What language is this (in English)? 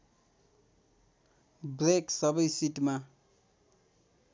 Nepali